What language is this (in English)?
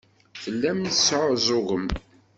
Kabyle